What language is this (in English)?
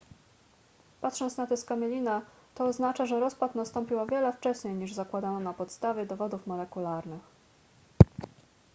Polish